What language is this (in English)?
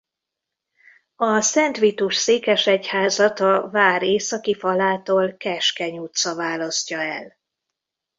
Hungarian